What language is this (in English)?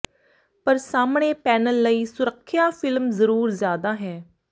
Punjabi